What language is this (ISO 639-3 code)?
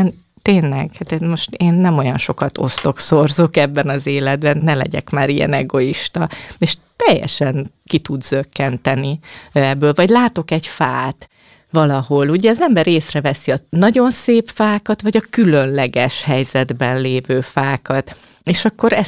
hun